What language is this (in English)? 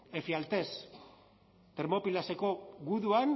Basque